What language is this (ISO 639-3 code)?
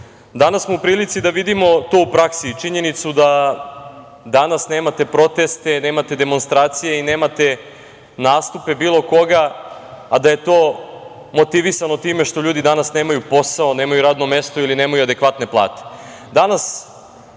srp